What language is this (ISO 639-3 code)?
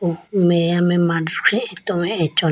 clk